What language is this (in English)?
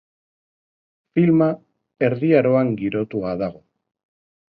Basque